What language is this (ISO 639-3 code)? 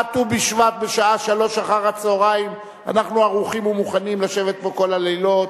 heb